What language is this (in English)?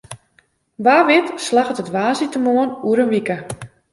Western Frisian